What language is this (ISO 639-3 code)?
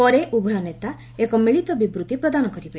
ori